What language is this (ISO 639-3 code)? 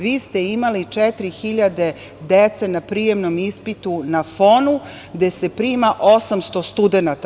srp